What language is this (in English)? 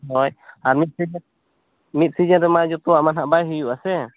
Santali